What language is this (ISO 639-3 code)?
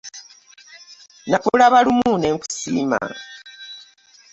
lug